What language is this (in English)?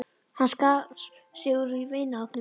Icelandic